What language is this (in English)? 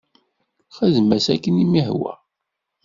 Kabyle